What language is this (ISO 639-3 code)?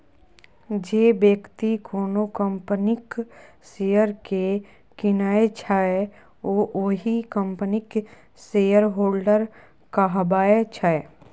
mai